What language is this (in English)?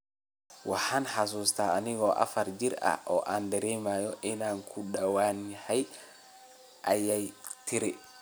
Somali